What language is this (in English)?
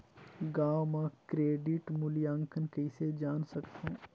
Chhattisgarhi